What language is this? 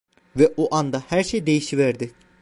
Turkish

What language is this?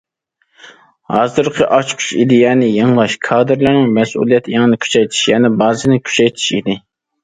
Uyghur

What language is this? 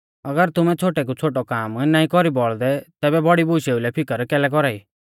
Mahasu Pahari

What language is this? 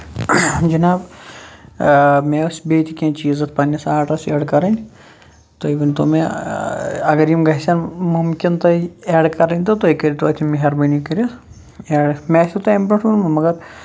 Kashmiri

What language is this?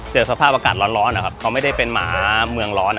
Thai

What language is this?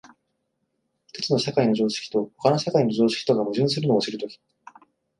Japanese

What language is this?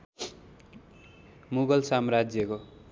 Nepali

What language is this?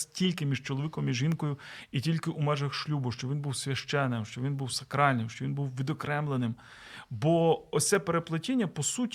Ukrainian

